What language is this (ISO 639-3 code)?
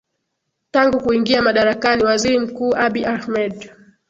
swa